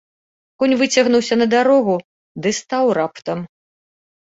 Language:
Belarusian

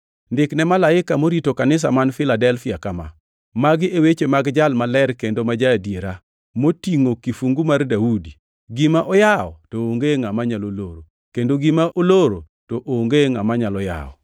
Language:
Luo (Kenya and Tanzania)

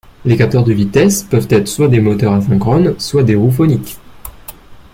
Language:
French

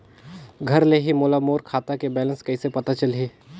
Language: Chhattisgarhi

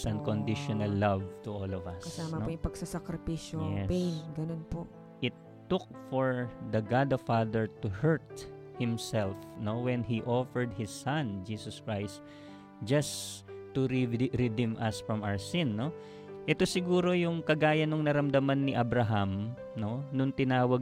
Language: Filipino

